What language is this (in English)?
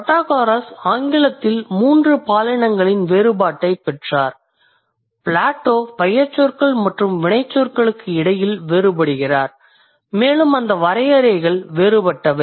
Tamil